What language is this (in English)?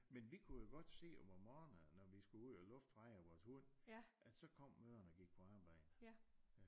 Danish